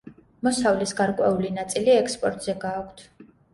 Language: Georgian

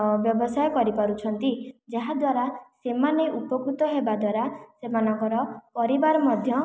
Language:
Odia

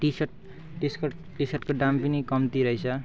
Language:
Nepali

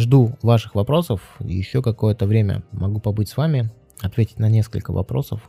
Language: Russian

